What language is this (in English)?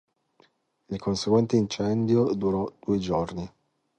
Italian